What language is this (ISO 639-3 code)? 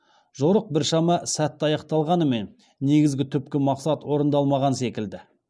kaz